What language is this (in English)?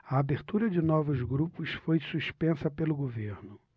Portuguese